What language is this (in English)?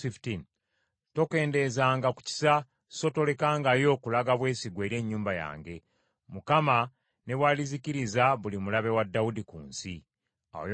Ganda